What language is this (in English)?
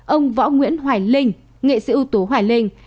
Vietnamese